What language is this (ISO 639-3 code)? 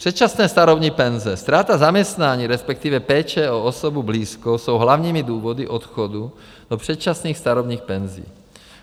ces